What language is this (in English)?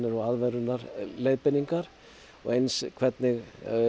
Icelandic